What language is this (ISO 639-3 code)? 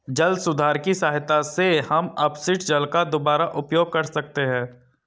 hin